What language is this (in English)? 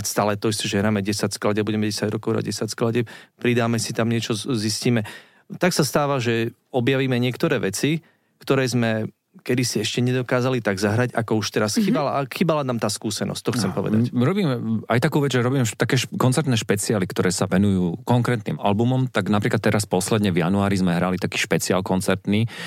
Slovak